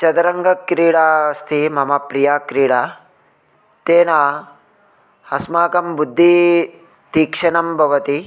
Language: Sanskrit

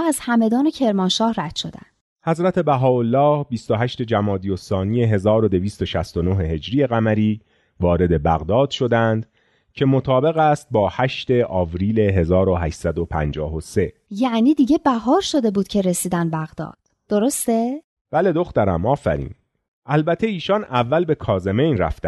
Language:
Persian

